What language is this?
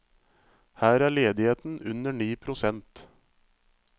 Norwegian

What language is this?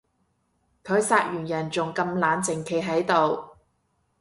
Cantonese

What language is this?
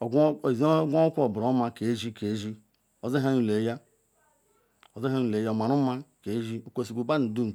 Ikwere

